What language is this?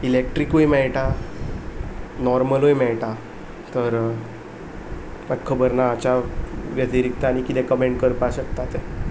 Konkani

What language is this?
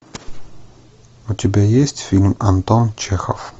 Russian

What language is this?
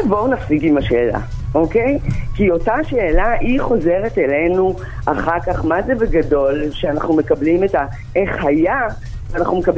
Hebrew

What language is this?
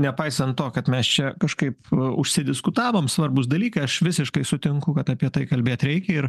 Lithuanian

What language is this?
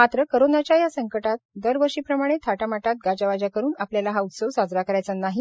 Marathi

